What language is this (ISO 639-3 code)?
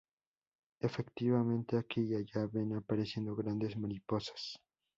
spa